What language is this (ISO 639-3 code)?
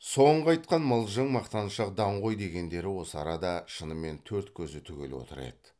kaz